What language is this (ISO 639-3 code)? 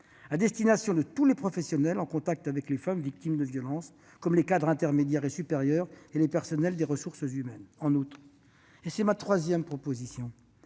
fra